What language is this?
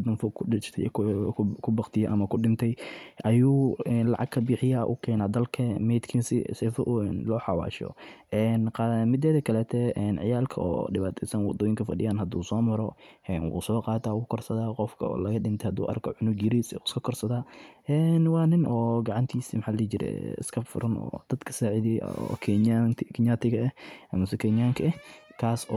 Somali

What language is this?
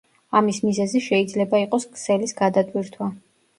Georgian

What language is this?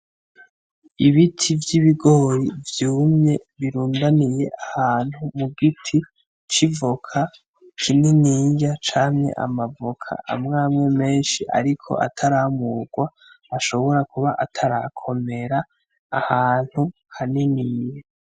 Rundi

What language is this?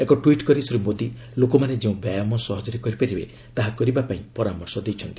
Odia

